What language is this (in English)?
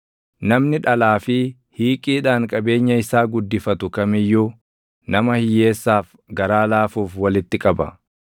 Oromo